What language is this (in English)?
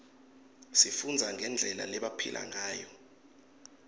Swati